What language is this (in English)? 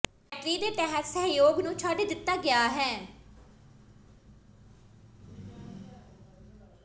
Punjabi